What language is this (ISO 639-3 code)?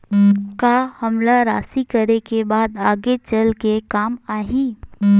hne